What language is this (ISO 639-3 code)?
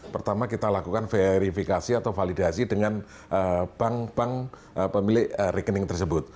ind